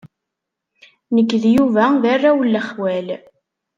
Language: Kabyle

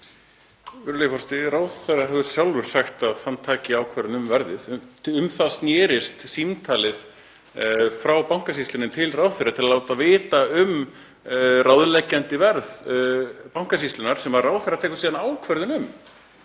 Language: Icelandic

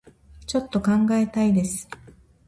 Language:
Japanese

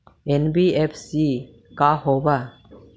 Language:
Magahi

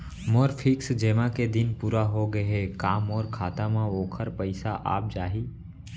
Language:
Chhattisgarhi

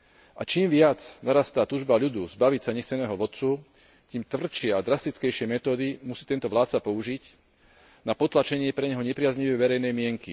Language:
Slovak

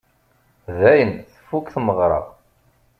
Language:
Kabyle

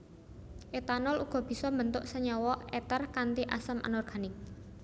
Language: Javanese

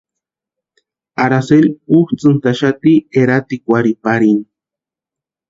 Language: Western Highland Purepecha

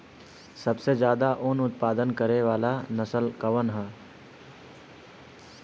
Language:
Bhojpuri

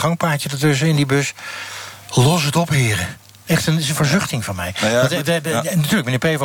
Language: Dutch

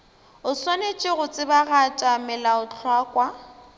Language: Northern Sotho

